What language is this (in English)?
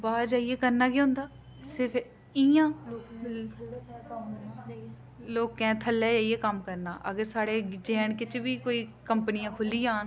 Dogri